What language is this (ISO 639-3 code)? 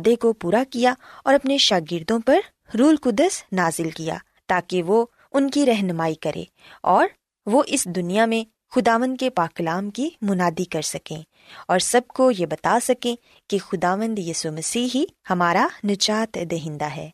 urd